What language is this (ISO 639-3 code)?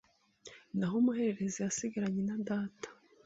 kin